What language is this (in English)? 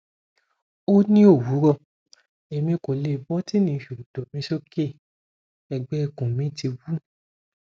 Yoruba